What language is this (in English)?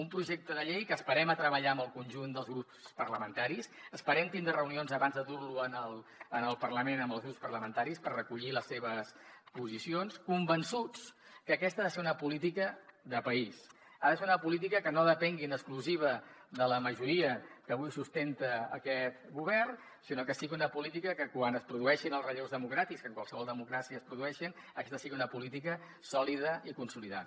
Catalan